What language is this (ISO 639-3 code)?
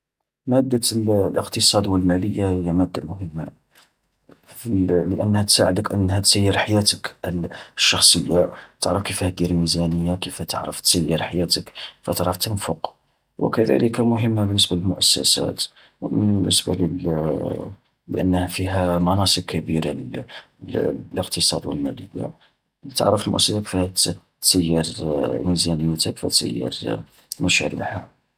arq